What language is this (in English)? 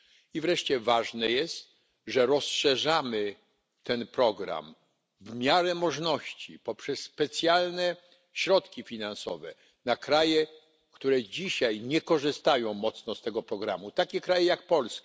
Polish